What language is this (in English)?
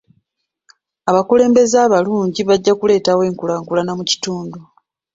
Ganda